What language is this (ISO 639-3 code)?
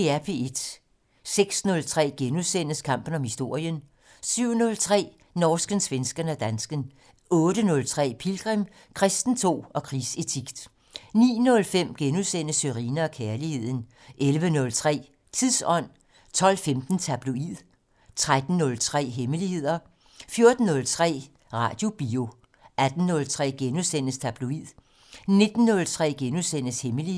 dan